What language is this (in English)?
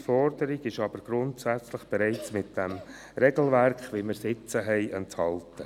Swiss German